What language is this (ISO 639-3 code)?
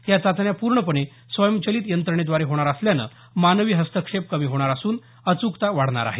mar